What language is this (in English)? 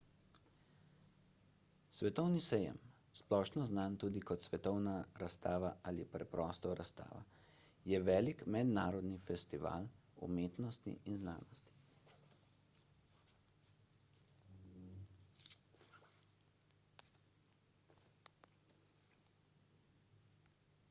Slovenian